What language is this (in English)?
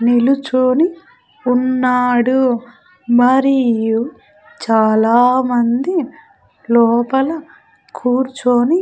Telugu